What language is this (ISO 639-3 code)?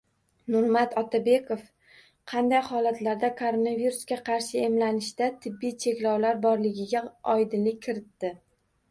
uzb